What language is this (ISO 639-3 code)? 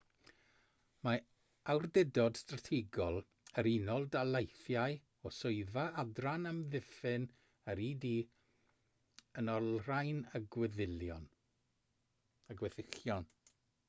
cym